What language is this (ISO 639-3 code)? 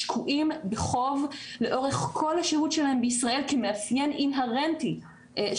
heb